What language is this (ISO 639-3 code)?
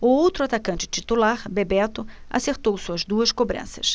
por